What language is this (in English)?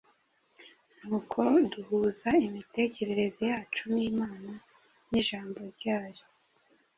Kinyarwanda